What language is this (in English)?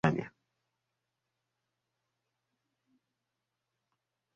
Swahili